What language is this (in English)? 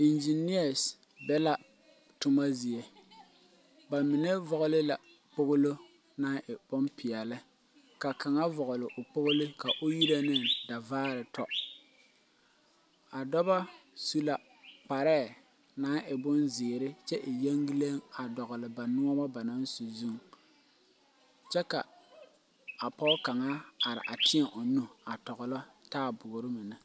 Southern Dagaare